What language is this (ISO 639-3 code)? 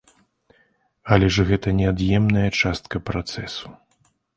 bel